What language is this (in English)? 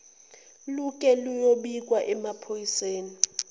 Zulu